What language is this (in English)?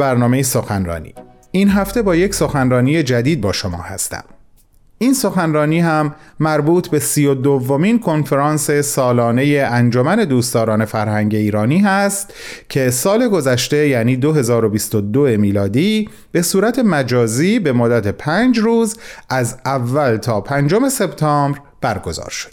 Persian